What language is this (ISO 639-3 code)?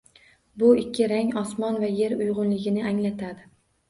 uzb